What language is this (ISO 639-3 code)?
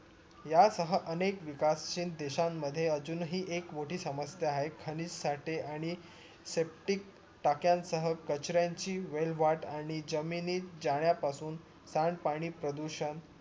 mar